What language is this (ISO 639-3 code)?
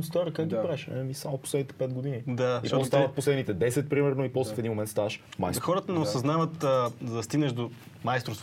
bul